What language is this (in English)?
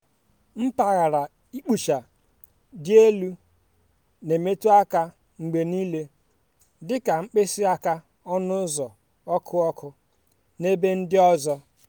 Igbo